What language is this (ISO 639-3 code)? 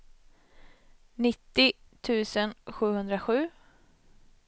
swe